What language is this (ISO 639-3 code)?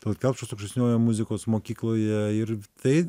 lit